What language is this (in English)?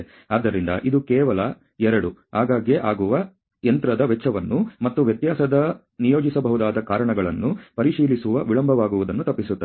Kannada